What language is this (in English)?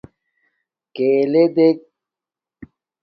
Domaaki